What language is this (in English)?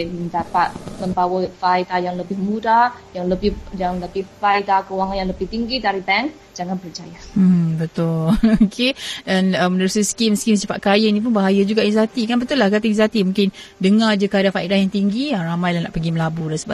Malay